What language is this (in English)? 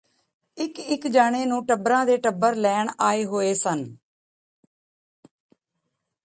Punjabi